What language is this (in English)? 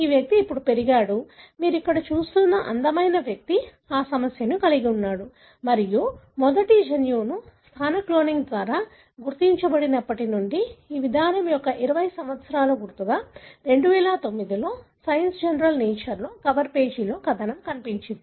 Telugu